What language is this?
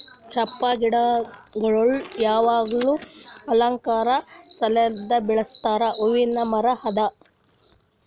Kannada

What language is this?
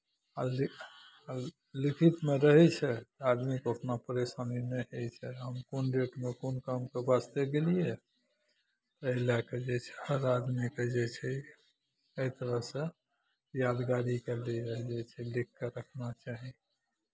Maithili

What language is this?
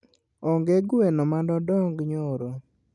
Luo (Kenya and Tanzania)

